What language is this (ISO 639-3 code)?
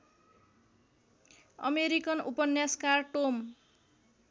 nep